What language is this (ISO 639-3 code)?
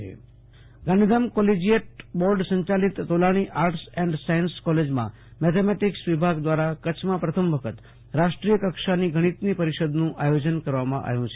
guj